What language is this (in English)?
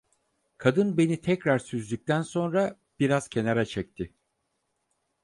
Turkish